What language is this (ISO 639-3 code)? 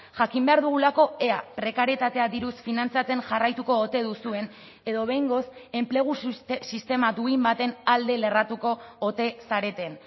eus